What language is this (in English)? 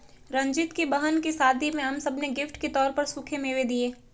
Hindi